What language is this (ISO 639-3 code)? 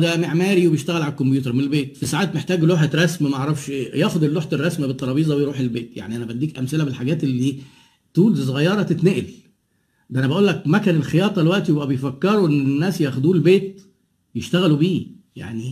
ara